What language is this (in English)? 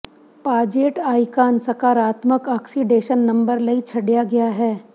Punjabi